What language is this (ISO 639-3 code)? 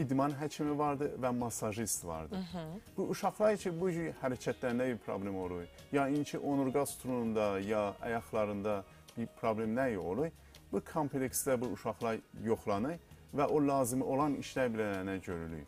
tur